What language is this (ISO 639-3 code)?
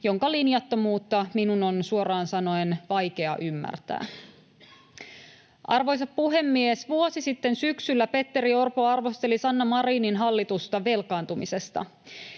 fin